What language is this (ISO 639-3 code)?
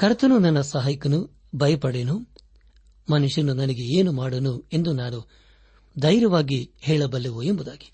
kan